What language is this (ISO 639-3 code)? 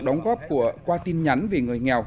vie